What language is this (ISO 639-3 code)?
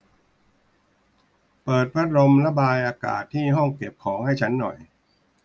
tha